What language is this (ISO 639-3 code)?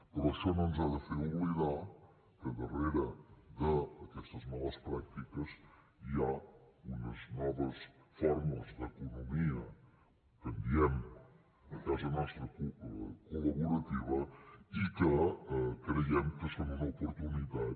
cat